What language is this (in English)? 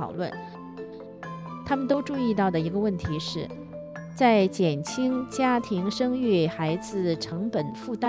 Chinese